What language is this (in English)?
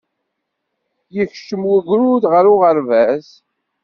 Kabyle